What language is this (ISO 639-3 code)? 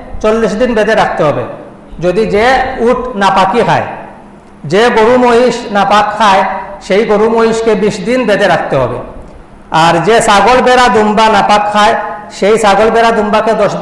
ind